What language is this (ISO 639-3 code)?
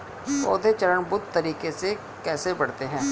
hin